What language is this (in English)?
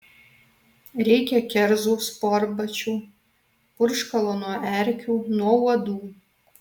Lithuanian